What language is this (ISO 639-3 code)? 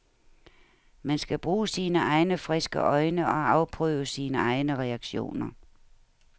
dan